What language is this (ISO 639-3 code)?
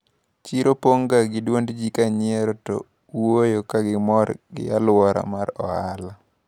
luo